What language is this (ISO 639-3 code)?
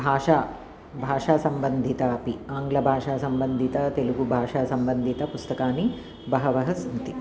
san